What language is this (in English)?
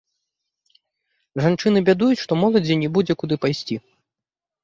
Belarusian